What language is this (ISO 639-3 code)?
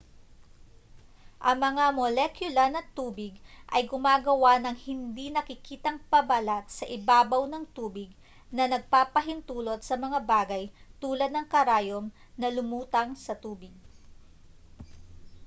fil